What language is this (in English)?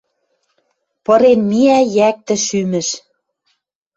Western Mari